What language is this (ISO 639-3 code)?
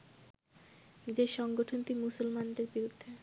ben